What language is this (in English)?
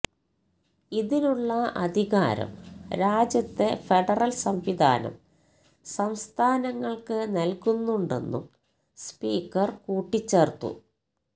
Malayalam